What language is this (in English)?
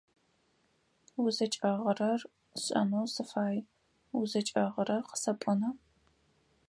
Adyghe